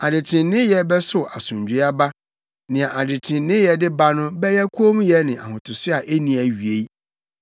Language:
Akan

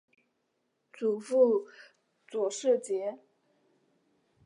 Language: Chinese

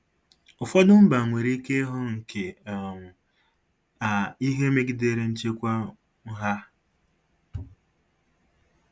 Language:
Igbo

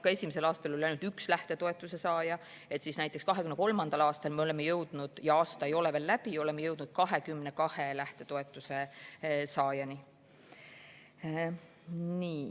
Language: Estonian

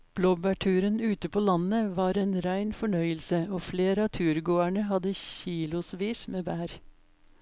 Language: Norwegian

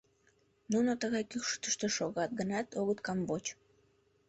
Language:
Mari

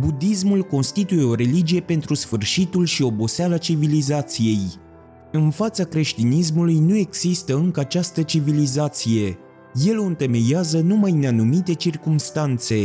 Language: Romanian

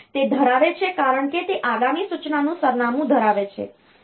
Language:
Gujarati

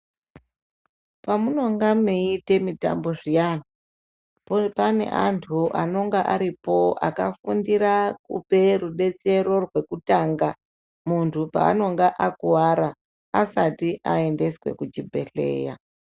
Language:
Ndau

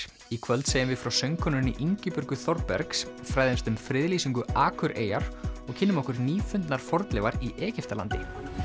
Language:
Icelandic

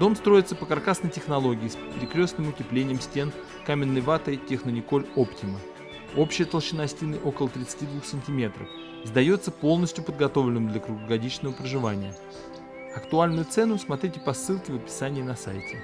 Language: Russian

